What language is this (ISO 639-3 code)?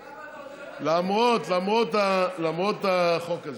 heb